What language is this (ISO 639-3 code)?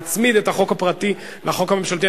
heb